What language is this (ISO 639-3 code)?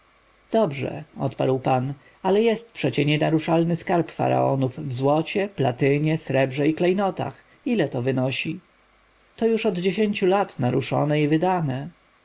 pol